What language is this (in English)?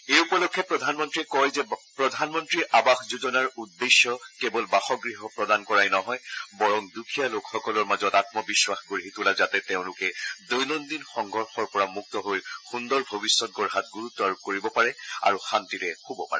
Assamese